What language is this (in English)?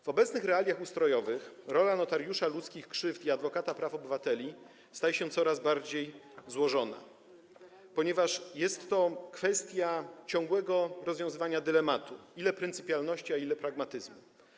Polish